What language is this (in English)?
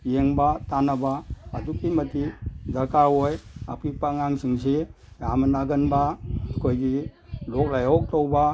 Manipuri